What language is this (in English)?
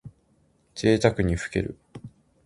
Japanese